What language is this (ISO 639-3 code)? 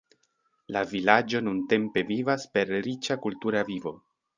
epo